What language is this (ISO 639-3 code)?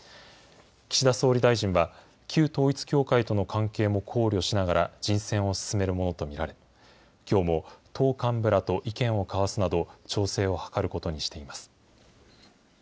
jpn